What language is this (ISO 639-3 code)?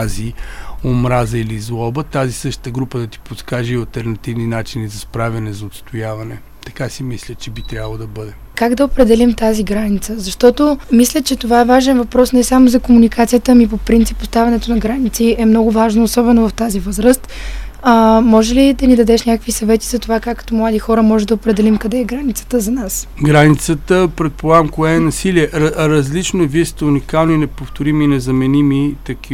bul